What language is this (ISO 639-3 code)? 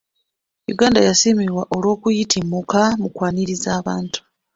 lug